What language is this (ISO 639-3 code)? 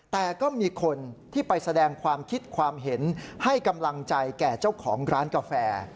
tha